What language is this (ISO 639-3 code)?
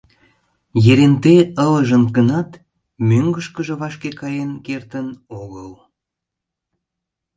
chm